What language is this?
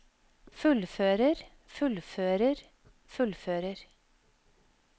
Norwegian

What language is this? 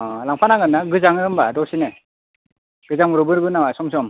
Bodo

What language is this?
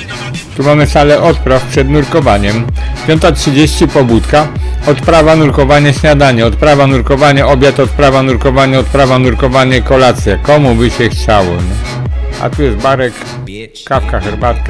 Polish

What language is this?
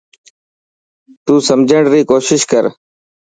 Dhatki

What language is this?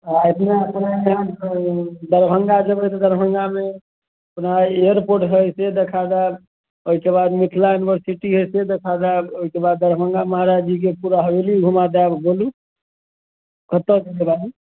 Maithili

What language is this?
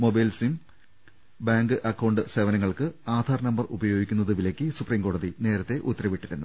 Malayalam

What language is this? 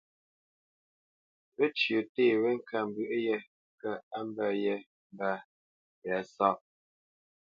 Bamenyam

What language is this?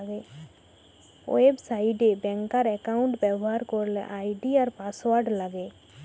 Bangla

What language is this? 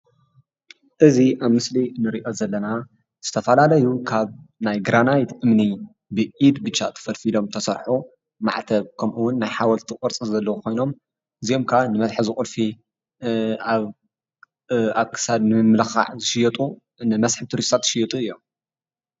Tigrinya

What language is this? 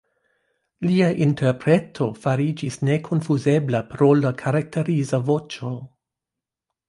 Esperanto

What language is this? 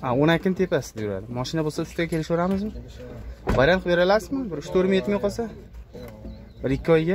Turkish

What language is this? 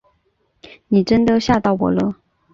Chinese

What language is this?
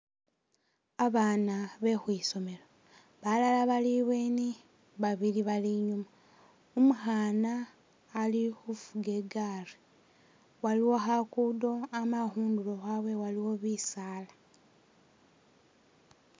Masaaba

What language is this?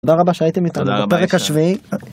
Hebrew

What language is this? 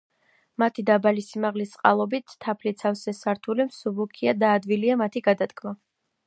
Georgian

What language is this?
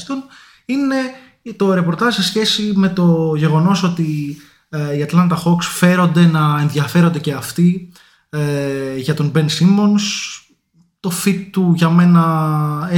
Greek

